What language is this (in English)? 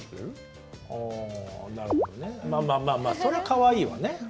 Japanese